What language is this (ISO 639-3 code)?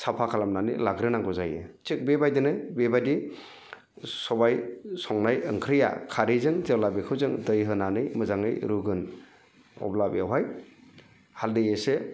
brx